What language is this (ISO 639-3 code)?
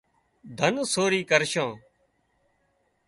kxp